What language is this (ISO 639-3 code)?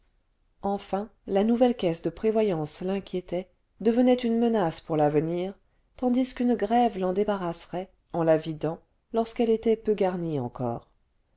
fra